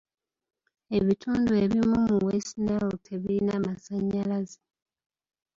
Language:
Ganda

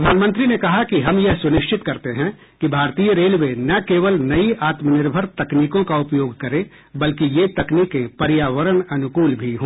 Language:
Hindi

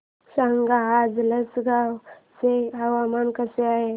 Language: Marathi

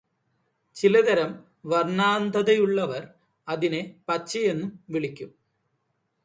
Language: Malayalam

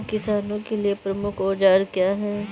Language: Hindi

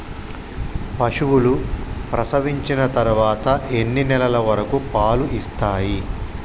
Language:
Telugu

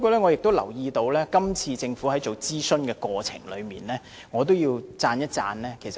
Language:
Cantonese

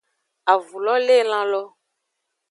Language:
Aja (Benin)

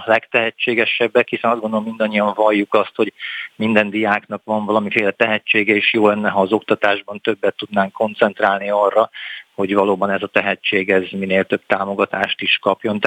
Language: Hungarian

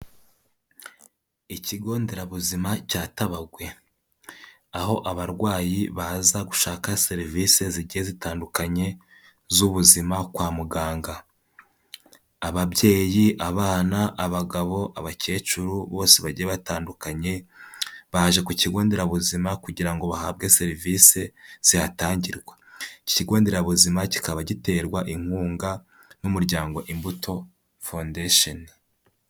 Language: Kinyarwanda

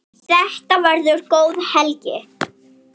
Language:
Icelandic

